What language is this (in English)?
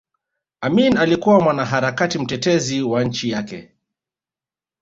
Swahili